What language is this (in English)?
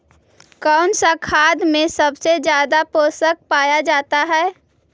Magahi